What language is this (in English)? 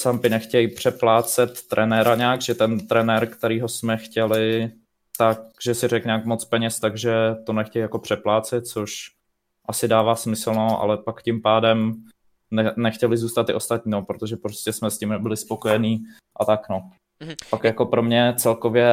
Czech